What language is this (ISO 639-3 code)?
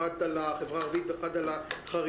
heb